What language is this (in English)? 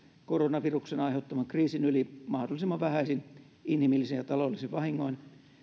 Finnish